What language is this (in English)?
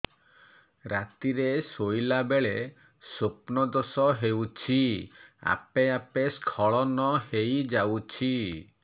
Odia